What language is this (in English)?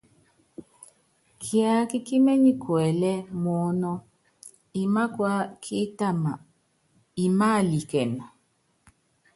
Yangben